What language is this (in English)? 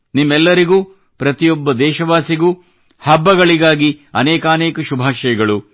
Kannada